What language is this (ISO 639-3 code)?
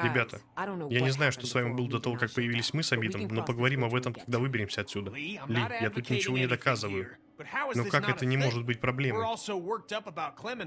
rus